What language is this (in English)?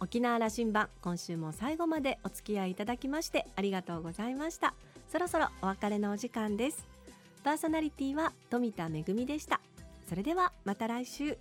Japanese